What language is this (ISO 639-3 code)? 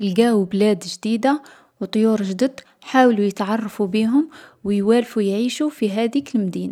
arq